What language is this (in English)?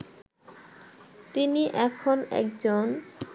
Bangla